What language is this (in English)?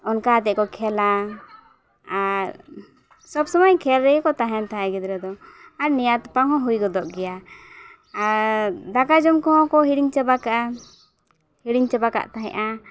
Santali